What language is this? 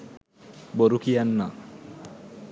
Sinhala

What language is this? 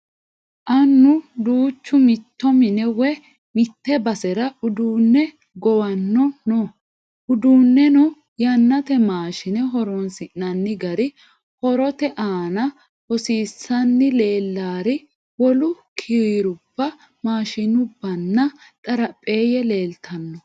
Sidamo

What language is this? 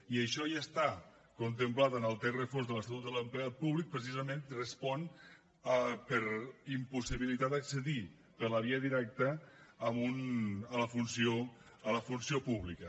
Catalan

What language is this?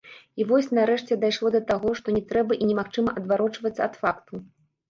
Belarusian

